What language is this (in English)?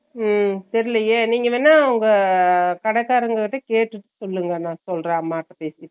Tamil